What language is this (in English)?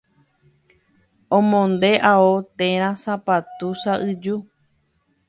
Guarani